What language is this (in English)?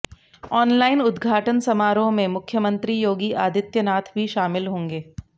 Hindi